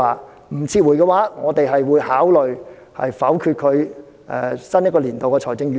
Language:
Cantonese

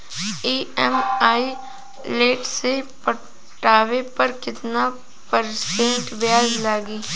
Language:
Bhojpuri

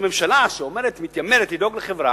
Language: Hebrew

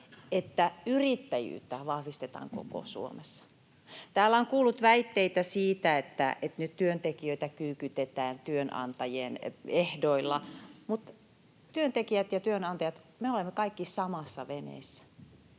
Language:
Finnish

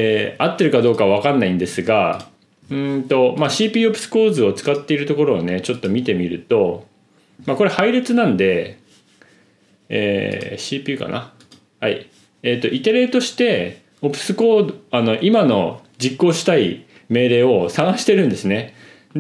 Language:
Japanese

